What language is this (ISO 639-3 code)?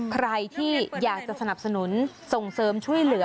tha